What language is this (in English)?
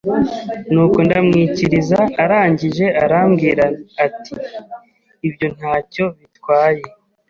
Kinyarwanda